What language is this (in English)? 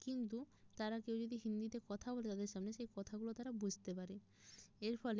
Bangla